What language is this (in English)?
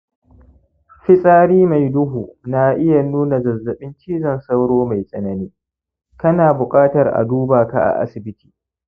Hausa